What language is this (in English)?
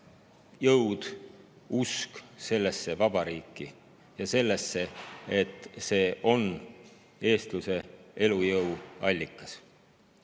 Estonian